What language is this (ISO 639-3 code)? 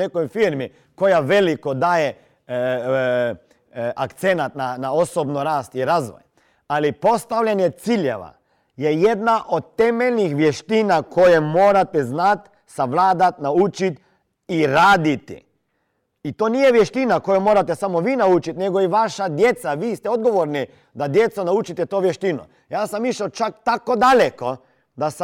hrv